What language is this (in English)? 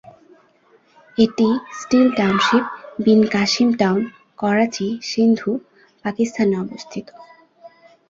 Bangla